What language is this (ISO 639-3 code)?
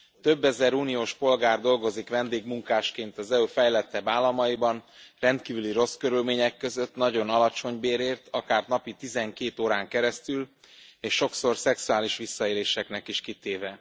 hun